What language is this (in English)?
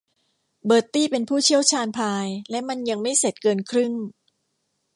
Thai